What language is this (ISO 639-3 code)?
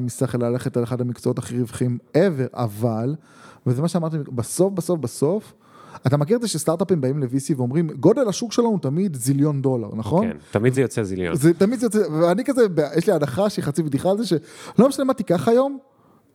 heb